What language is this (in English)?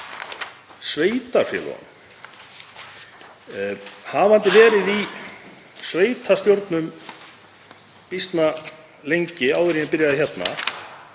Icelandic